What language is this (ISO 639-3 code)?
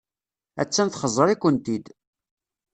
kab